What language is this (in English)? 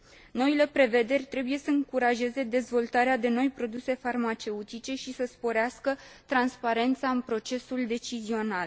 Romanian